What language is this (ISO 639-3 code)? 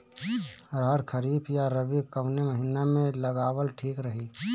bho